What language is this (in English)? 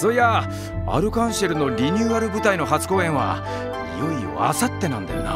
Japanese